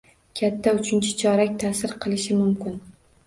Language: Uzbek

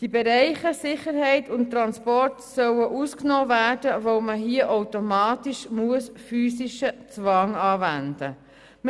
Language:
Swiss German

